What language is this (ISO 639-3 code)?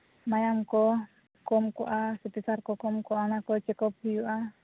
sat